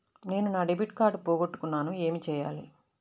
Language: Telugu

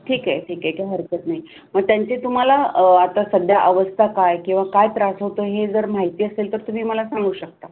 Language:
Marathi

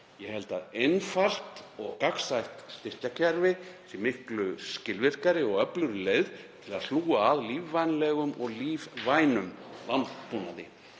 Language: Icelandic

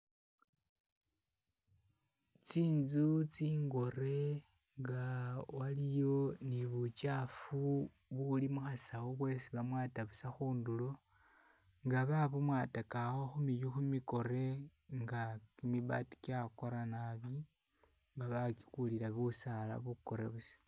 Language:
Masaaba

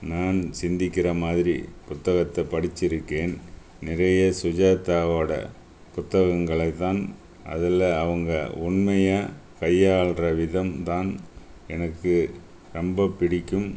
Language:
Tamil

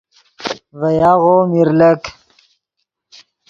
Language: Yidgha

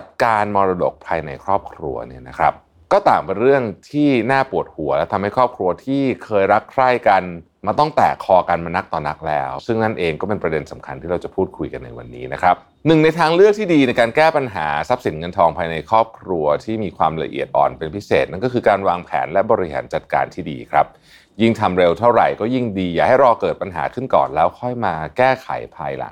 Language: Thai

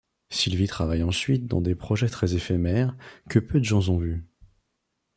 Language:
French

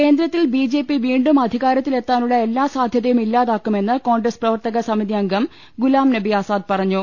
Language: Malayalam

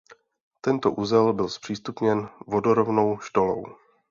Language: Czech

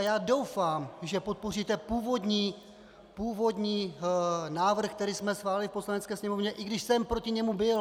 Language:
Czech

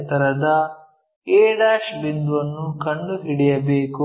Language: Kannada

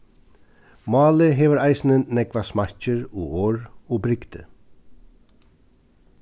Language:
Faroese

